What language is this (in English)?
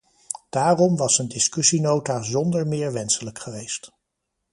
Dutch